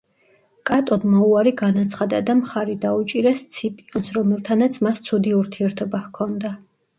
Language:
Georgian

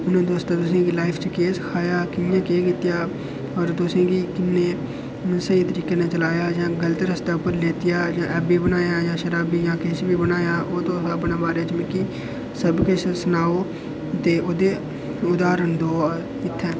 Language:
Dogri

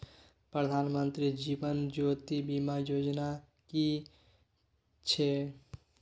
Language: Maithili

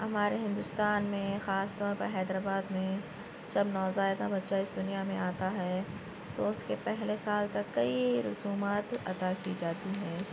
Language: Urdu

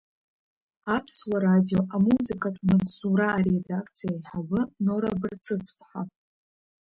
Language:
Abkhazian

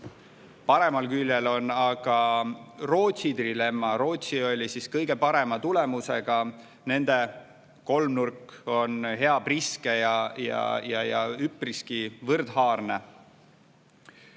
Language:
Estonian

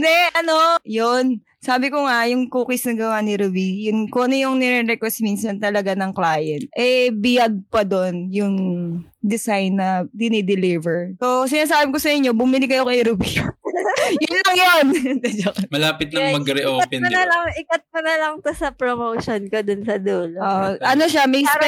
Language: Filipino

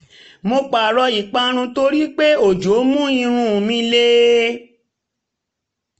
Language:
Yoruba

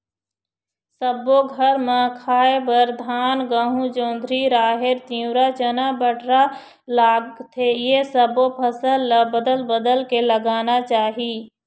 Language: Chhattisgarhi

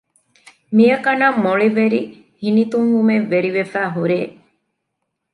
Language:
Divehi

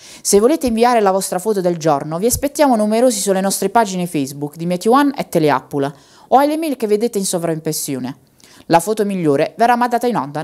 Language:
Italian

